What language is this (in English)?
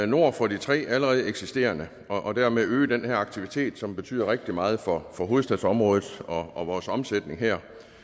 Danish